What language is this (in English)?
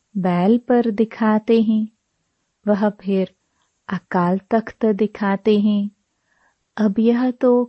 Hindi